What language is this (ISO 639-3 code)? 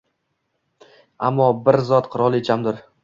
uzb